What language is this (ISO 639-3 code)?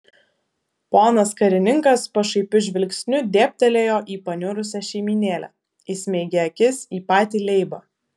lit